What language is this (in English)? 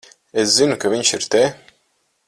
Latvian